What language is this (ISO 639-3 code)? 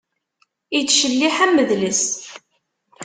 kab